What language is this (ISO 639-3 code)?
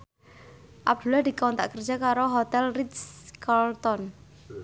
jav